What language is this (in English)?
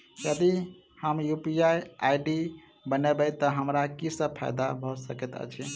Maithili